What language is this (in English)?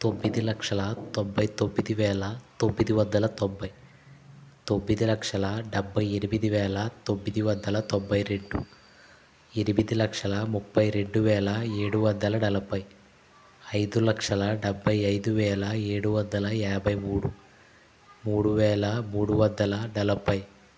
Telugu